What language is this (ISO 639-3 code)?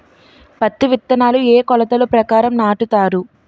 tel